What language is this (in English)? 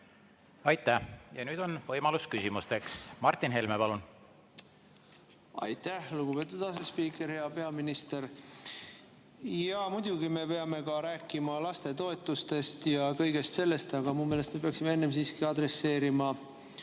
Estonian